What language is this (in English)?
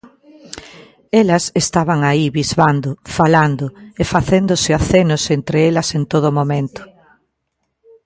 Galician